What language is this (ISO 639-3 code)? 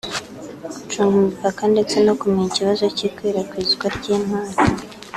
kin